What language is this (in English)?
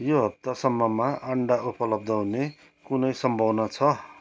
Nepali